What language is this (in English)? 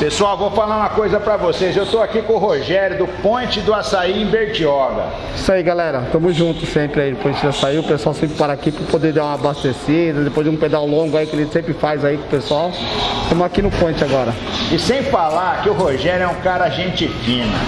Portuguese